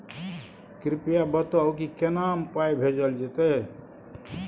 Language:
Maithili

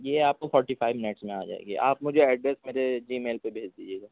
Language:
Urdu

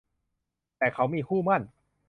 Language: Thai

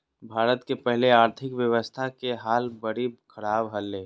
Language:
Magahi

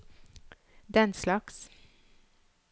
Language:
Norwegian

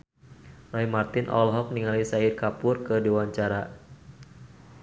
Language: Sundanese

